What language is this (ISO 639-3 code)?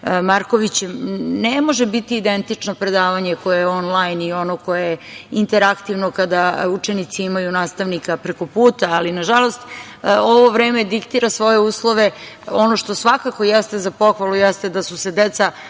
srp